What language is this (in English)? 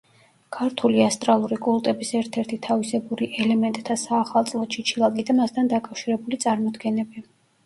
Georgian